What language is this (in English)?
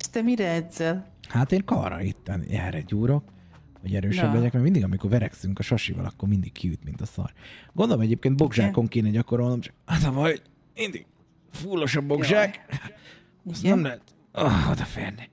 Hungarian